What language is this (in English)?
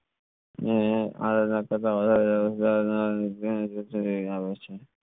Gujarati